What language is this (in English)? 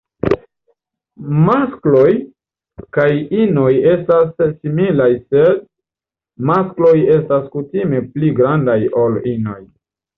Esperanto